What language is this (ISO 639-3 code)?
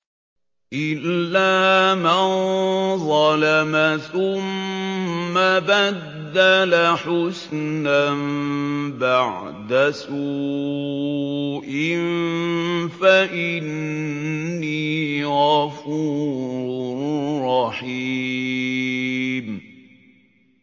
ara